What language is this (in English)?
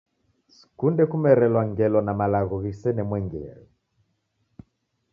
Taita